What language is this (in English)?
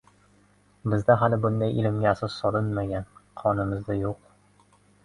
Uzbek